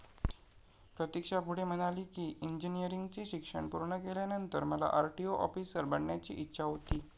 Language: Marathi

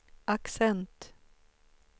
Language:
Swedish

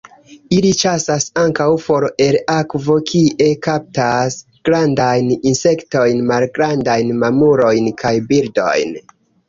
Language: Esperanto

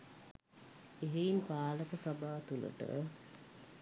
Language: Sinhala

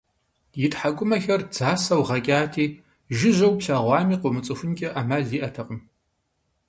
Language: Kabardian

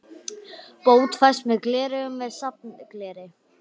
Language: Icelandic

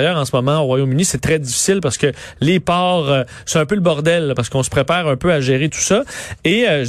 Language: French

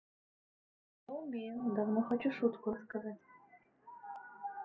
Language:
Russian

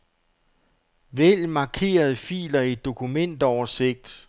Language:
Danish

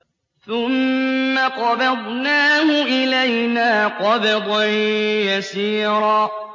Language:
Arabic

